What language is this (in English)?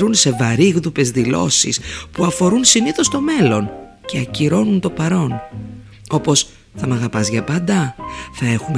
Greek